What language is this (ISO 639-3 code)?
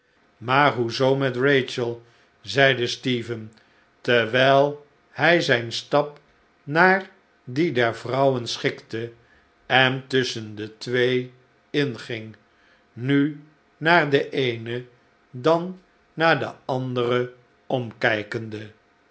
nld